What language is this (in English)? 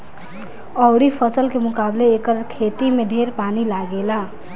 Bhojpuri